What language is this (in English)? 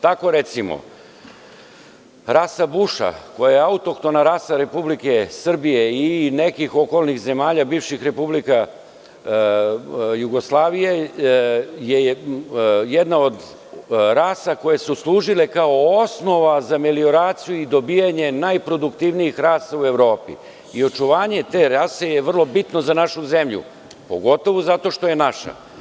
Serbian